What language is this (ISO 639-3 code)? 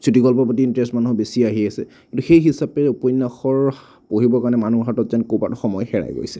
asm